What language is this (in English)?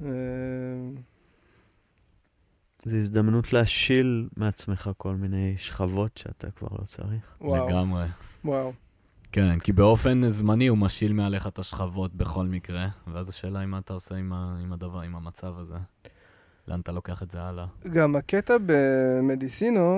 Hebrew